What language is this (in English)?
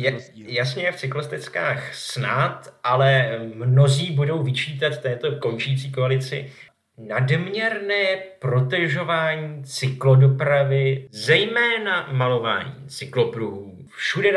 Czech